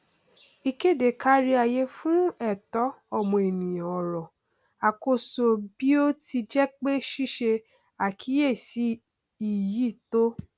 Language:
Yoruba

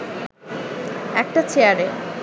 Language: Bangla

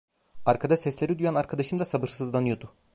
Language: Turkish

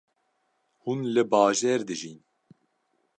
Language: Kurdish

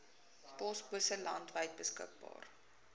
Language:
Afrikaans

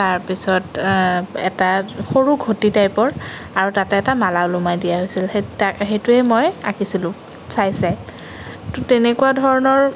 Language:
Assamese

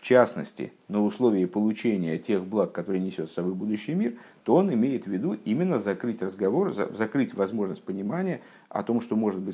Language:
Russian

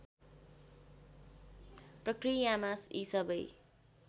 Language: Nepali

